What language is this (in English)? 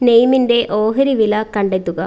Malayalam